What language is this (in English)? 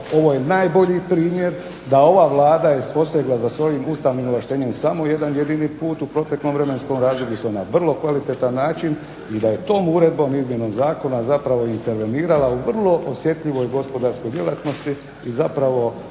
Croatian